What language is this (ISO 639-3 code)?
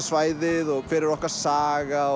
isl